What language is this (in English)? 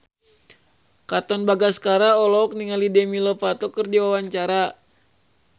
Sundanese